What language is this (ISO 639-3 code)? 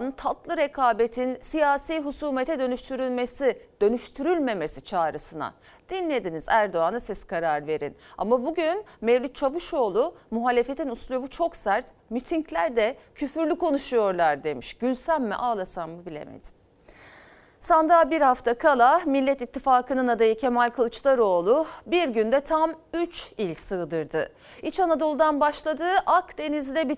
tur